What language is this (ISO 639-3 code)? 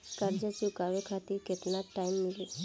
bho